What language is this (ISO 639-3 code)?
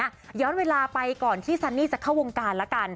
tha